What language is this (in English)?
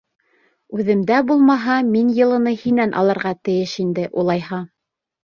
Bashkir